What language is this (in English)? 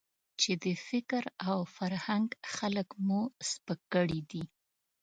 Pashto